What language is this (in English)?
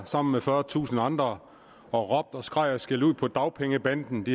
Danish